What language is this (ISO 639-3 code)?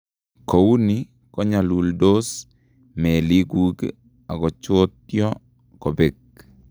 kln